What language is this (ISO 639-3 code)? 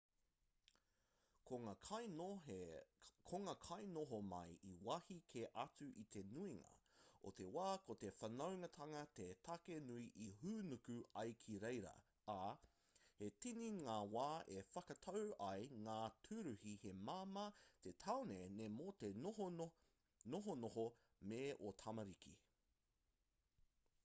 mri